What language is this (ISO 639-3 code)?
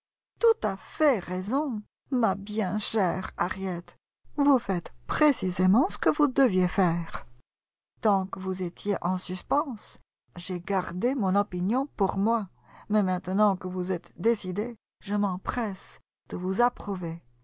fra